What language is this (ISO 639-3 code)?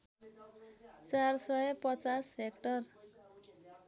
nep